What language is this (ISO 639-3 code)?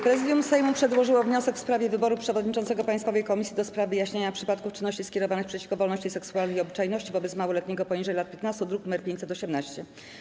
pol